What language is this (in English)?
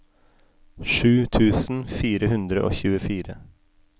Norwegian